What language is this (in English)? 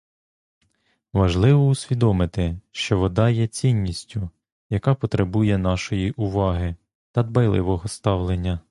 Ukrainian